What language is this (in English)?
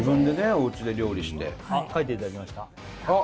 Japanese